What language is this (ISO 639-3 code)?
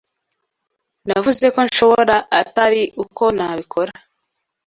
kin